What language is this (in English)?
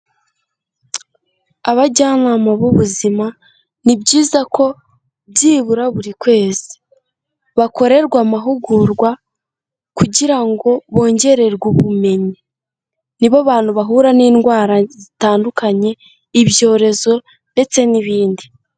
Kinyarwanda